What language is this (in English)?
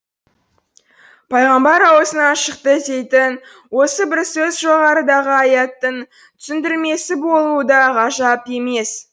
Kazakh